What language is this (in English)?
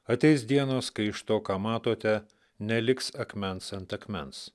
Lithuanian